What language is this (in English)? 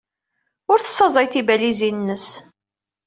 Kabyle